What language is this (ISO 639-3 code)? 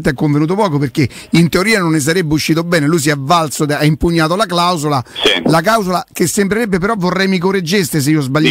ita